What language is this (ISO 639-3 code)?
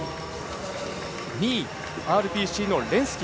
jpn